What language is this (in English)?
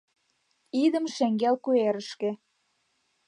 Mari